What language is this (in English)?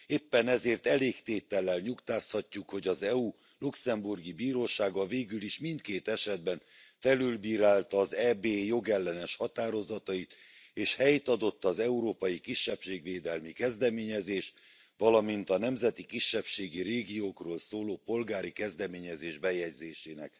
Hungarian